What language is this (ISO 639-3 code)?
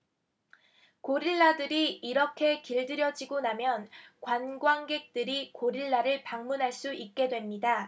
kor